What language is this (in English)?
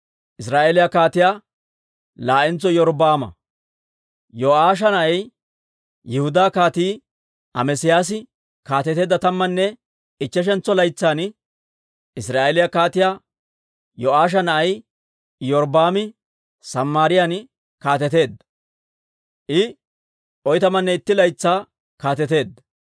Dawro